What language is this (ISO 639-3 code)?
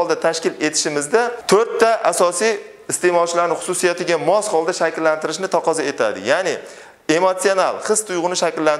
ron